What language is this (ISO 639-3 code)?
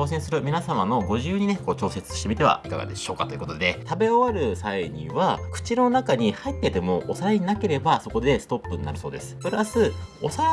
jpn